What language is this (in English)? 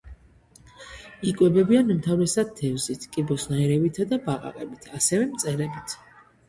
Georgian